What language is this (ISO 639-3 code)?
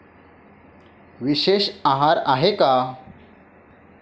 mar